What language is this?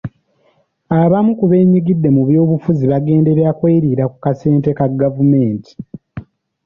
Ganda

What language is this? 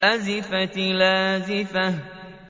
Arabic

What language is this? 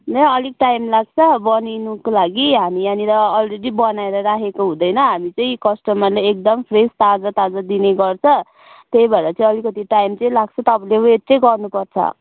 Nepali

